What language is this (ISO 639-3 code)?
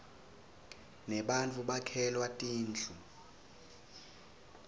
ssw